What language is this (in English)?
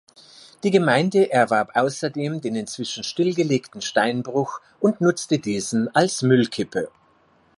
German